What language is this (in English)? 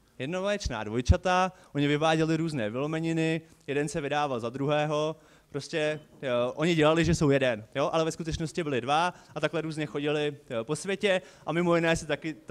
Czech